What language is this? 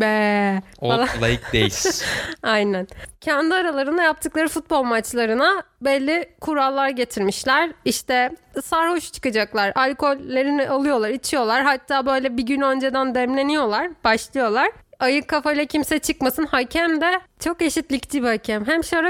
Turkish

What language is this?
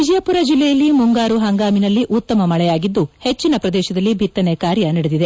Kannada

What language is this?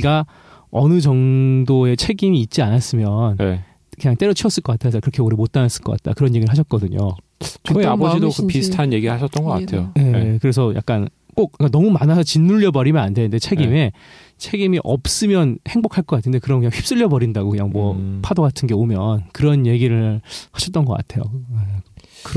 Korean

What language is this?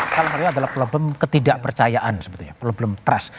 Indonesian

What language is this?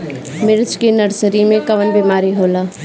Bhojpuri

